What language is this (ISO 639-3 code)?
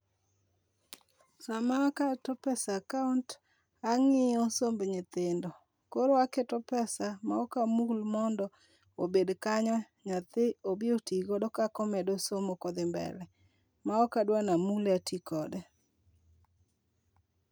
luo